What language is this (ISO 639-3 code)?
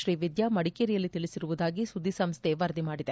kan